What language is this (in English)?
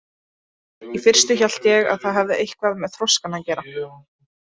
Icelandic